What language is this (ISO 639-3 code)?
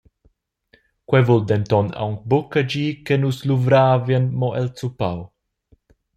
roh